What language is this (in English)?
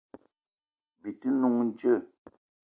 Eton (Cameroon)